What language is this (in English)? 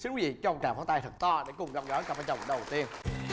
Vietnamese